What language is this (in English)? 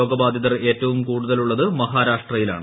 Malayalam